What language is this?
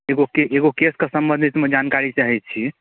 Maithili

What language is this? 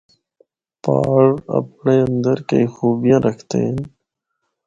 Northern Hindko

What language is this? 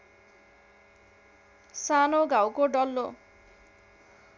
Nepali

